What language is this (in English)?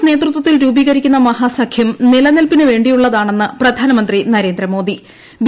Malayalam